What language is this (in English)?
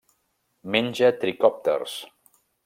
Catalan